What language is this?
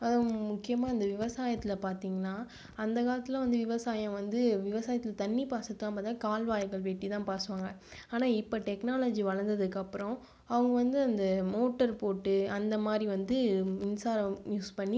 Tamil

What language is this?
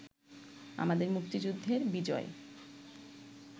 Bangla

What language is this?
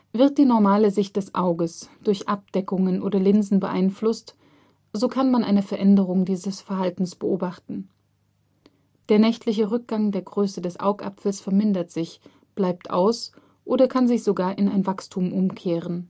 German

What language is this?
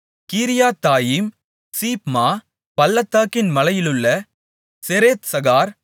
Tamil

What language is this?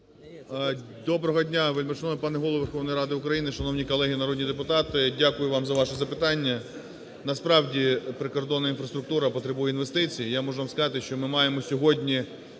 Ukrainian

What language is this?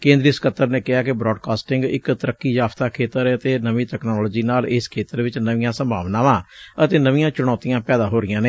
Punjabi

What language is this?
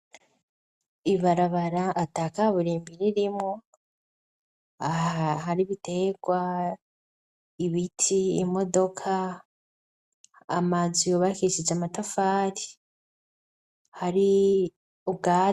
Rundi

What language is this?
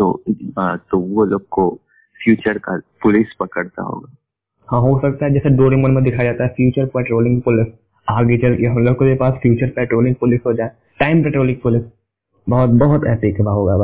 Hindi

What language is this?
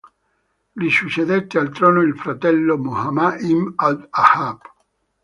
Italian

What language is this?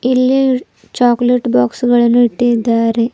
Kannada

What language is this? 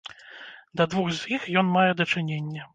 Belarusian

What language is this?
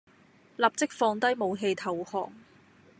Cantonese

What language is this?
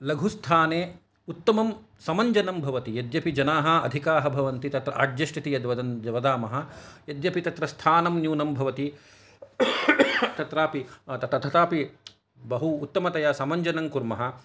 Sanskrit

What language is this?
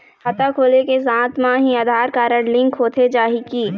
Chhattisgarhi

